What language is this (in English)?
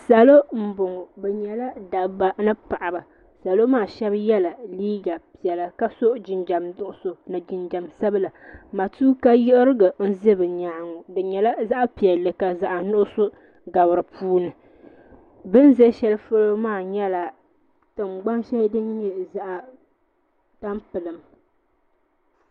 Dagbani